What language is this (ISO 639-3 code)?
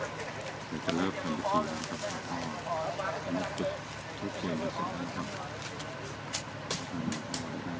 tha